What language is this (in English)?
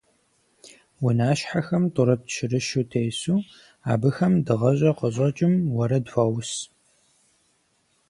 Kabardian